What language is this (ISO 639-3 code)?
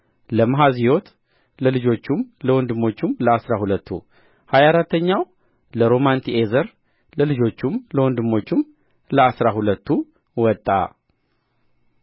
amh